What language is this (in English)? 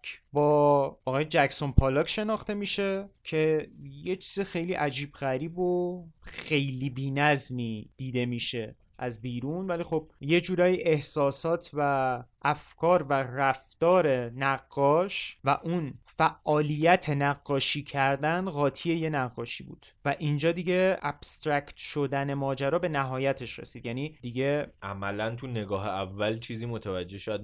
Persian